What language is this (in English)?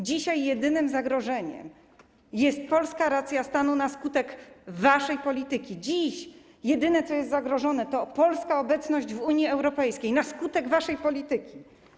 Polish